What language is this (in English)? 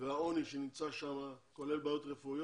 Hebrew